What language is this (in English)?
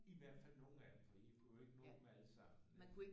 Danish